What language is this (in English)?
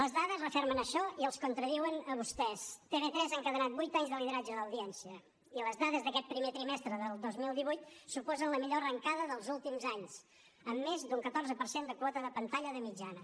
Catalan